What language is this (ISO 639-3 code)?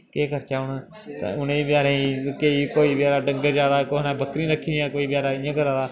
doi